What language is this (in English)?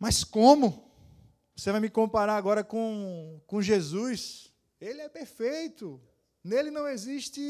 Portuguese